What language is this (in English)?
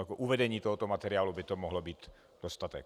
Czech